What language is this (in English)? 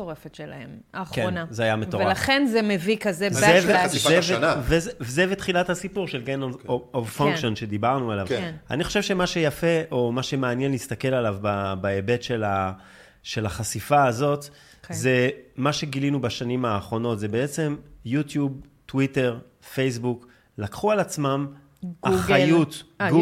Hebrew